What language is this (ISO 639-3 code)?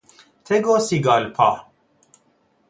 fas